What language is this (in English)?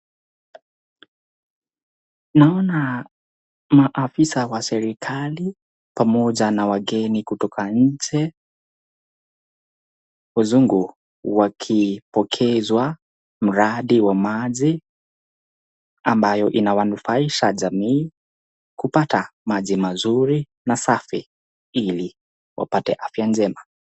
Swahili